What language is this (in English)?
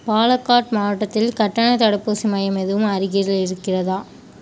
Tamil